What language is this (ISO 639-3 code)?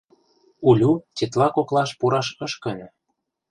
chm